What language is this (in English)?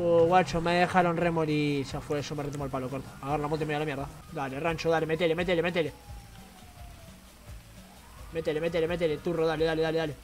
Spanish